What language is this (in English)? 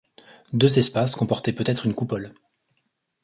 French